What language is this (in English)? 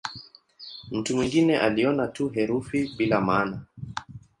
Swahili